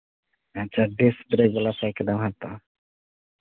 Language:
Santali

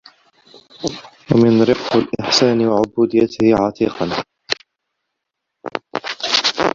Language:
Arabic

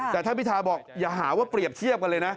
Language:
Thai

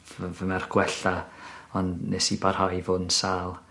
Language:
Welsh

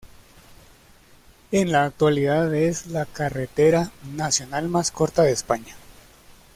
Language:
Spanish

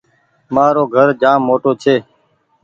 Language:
Goaria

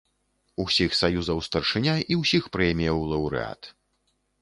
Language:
Belarusian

